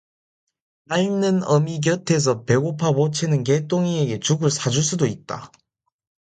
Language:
Korean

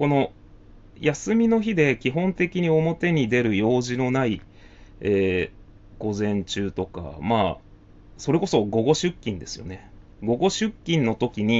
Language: Japanese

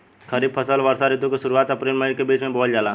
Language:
Bhojpuri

